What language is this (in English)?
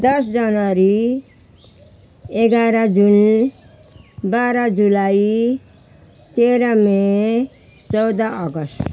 Nepali